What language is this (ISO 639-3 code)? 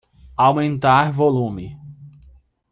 por